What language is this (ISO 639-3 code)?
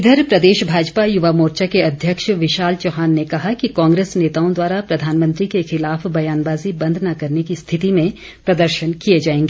hin